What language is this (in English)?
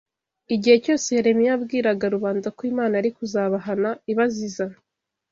Kinyarwanda